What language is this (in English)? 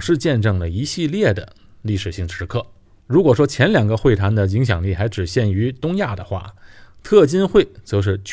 Chinese